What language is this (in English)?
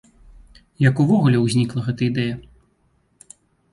Belarusian